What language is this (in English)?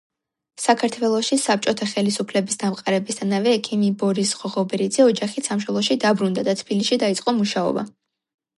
Georgian